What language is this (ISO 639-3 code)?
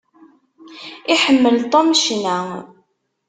kab